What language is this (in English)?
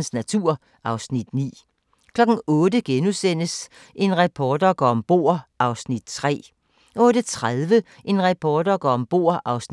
Danish